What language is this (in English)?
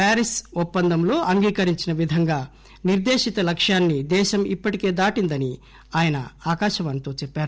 Telugu